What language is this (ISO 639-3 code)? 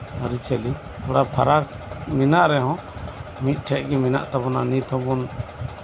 sat